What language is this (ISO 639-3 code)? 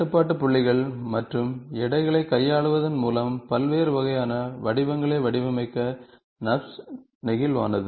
tam